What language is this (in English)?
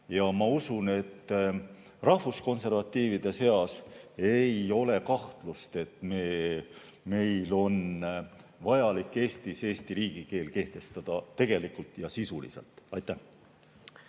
Estonian